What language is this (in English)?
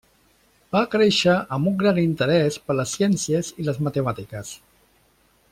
Catalan